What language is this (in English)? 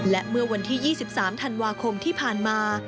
Thai